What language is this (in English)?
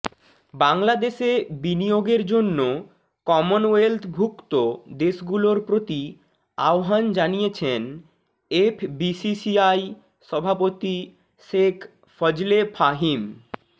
Bangla